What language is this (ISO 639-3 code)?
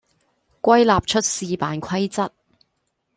zho